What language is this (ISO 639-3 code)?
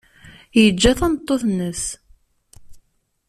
kab